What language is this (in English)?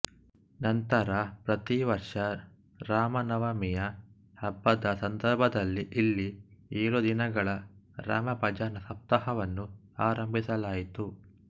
Kannada